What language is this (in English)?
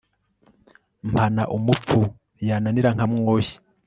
Kinyarwanda